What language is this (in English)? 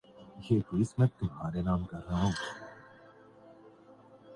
Urdu